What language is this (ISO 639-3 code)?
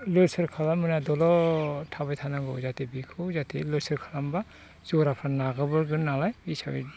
brx